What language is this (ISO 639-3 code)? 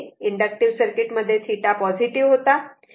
mar